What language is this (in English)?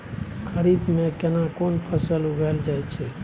Maithili